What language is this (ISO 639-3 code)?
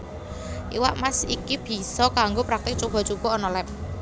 jav